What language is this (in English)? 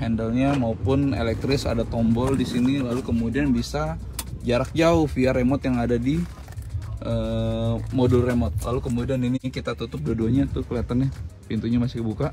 Indonesian